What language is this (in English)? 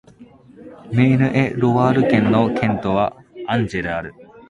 Japanese